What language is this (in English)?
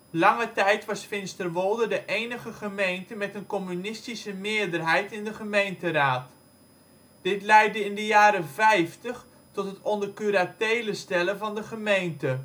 Dutch